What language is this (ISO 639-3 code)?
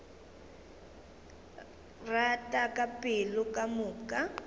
nso